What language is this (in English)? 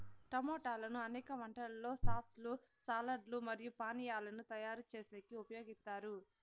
Telugu